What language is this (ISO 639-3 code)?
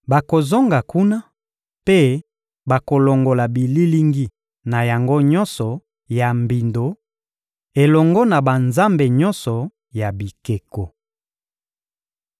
lin